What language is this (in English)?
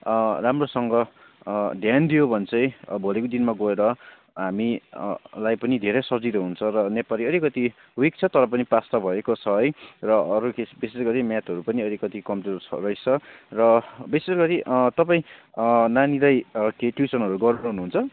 Nepali